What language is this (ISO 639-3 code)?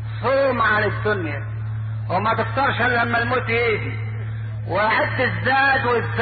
ara